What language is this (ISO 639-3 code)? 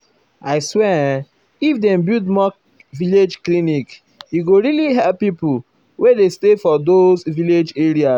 pcm